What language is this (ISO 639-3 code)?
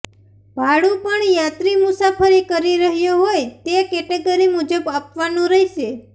guj